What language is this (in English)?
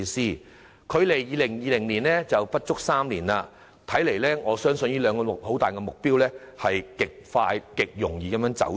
Cantonese